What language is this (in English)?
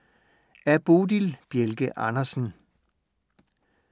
Danish